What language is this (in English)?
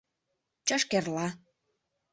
Mari